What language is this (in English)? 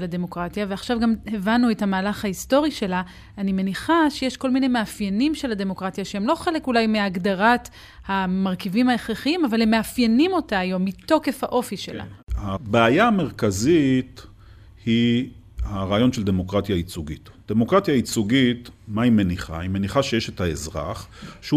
Hebrew